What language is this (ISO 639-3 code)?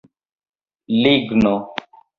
epo